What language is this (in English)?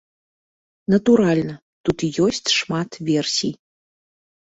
Belarusian